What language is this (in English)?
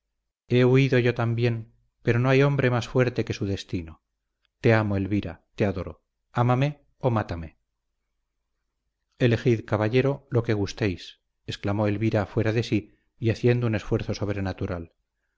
Spanish